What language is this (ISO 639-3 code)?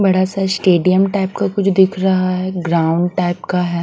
hin